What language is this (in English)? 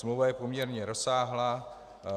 Czech